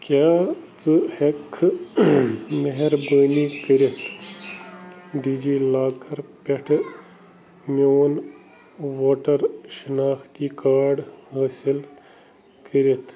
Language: Kashmiri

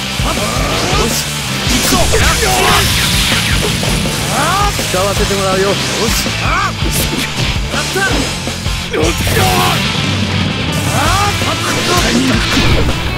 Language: Japanese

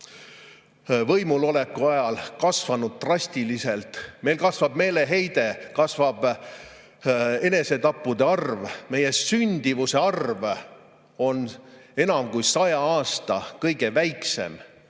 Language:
Estonian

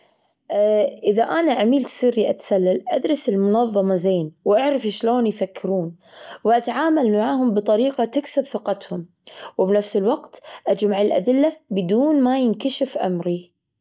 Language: Gulf Arabic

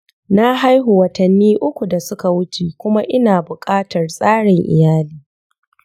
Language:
Hausa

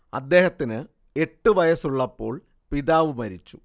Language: Malayalam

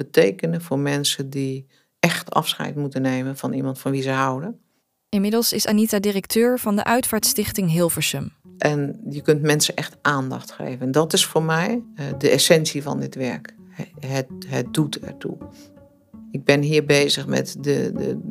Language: Dutch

